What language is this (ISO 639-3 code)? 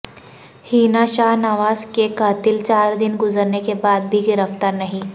urd